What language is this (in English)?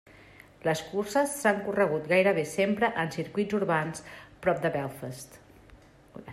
Catalan